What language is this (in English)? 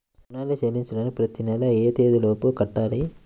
Telugu